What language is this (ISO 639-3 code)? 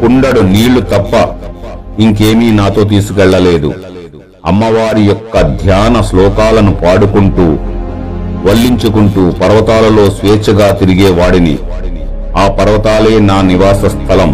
tel